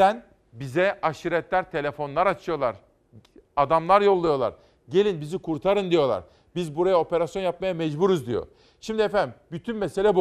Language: Turkish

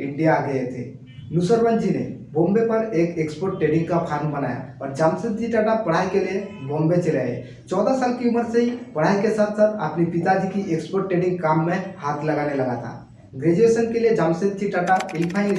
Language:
Hindi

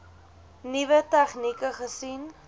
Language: Afrikaans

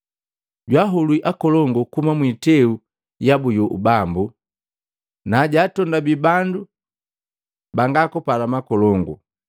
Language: Matengo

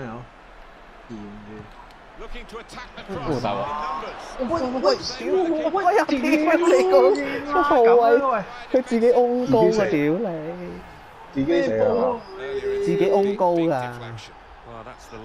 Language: Korean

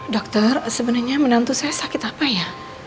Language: Indonesian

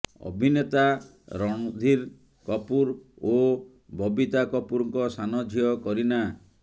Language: Odia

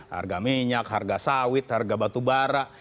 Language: Indonesian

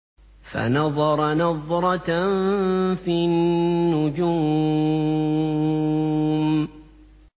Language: Arabic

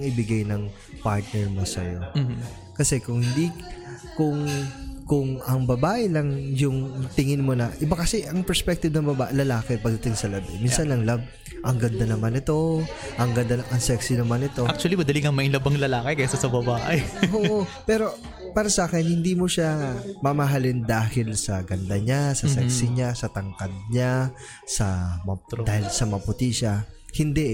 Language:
Filipino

